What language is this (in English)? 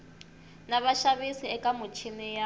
Tsonga